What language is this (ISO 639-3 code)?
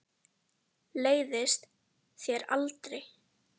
isl